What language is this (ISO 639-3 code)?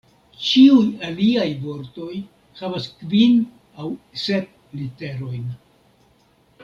epo